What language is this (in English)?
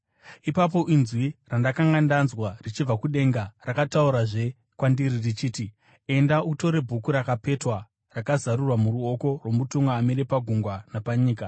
Shona